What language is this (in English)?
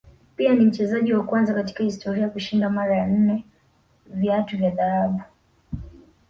Swahili